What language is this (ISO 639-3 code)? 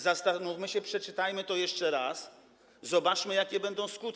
pol